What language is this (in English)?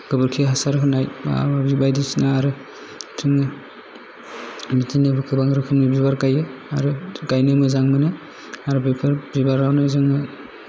Bodo